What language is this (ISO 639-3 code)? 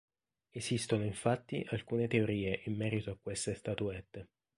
ita